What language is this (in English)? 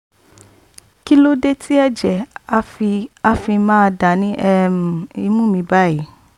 Yoruba